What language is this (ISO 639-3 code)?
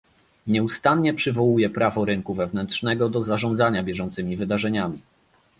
pol